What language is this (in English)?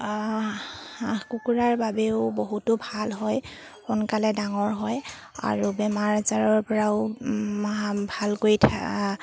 Assamese